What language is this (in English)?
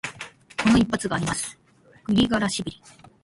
Japanese